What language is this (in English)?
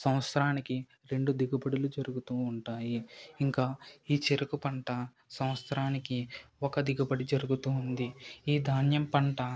Telugu